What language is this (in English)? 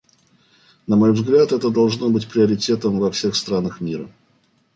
Russian